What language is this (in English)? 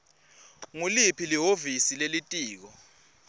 Swati